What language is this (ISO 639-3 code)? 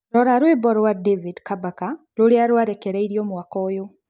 kik